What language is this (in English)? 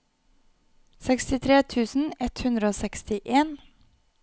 Norwegian